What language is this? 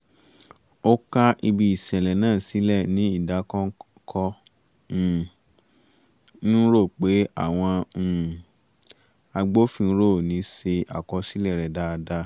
Yoruba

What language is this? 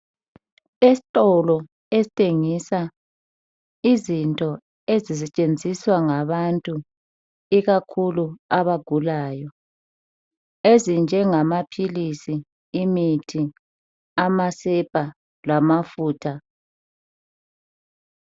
North Ndebele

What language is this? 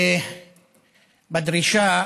Hebrew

